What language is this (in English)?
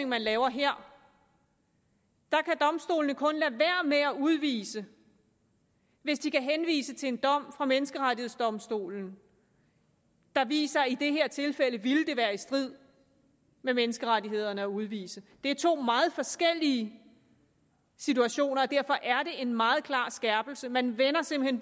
Danish